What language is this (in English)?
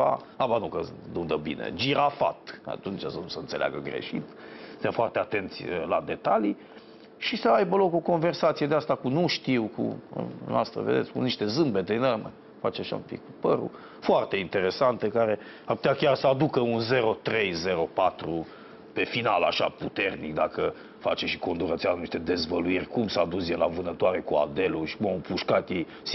Romanian